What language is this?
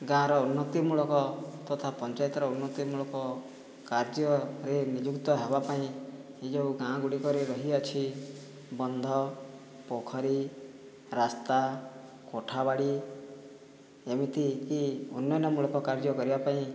Odia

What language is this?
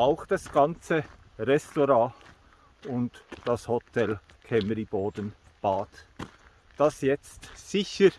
German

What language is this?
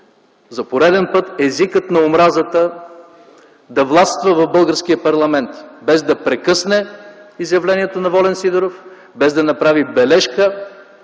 Bulgarian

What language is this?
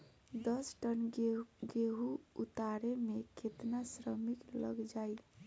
Bhojpuri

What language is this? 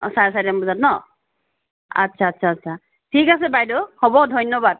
Assamese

